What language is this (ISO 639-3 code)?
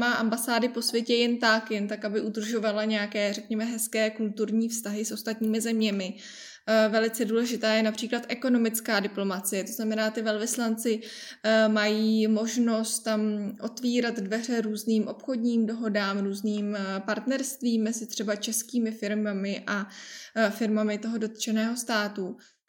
ces